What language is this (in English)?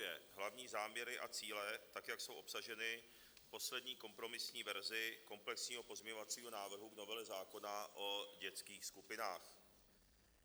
Czech